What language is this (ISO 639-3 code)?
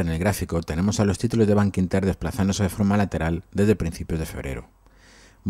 spa